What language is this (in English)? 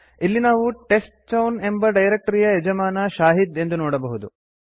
Kannada